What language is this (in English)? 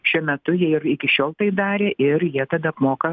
Lithuanian